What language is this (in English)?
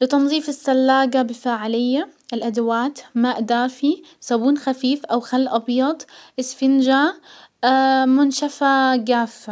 Hijazi Arabic